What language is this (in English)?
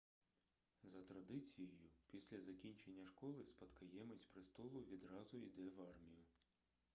Ukrainian